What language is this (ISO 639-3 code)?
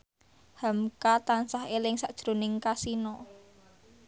jav